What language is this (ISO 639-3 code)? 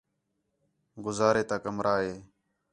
xhe